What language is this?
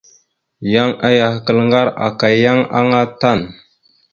Mada (Cameroon)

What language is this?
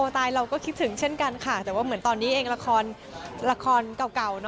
Thai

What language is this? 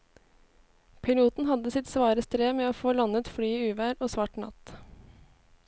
Norwegian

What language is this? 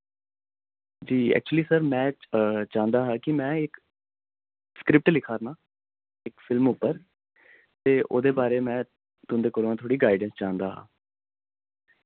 Dogri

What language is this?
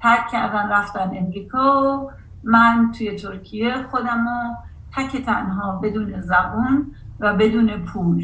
Persian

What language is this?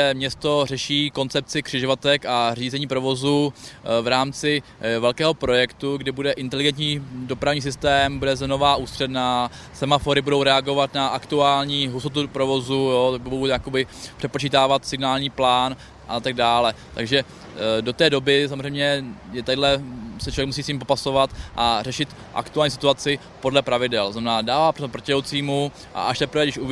Czech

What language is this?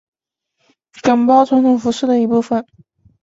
Chinese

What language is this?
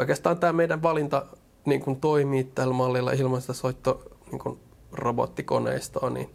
Finnish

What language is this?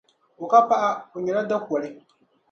Dagbani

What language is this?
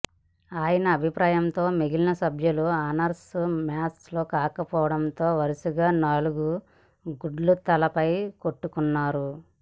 Telugu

